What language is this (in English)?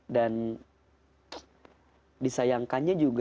Indonesian